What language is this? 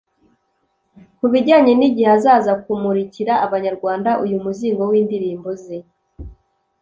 Kinyarwanda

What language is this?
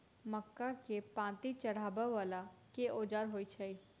Maithili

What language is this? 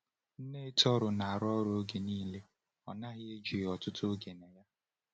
Igbo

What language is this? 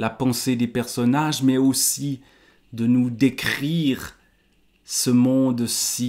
French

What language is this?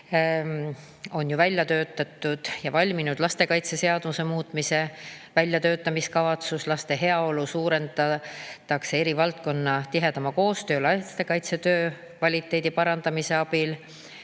Estonian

